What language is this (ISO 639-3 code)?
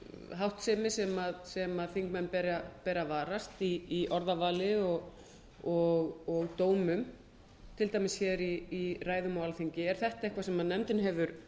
isl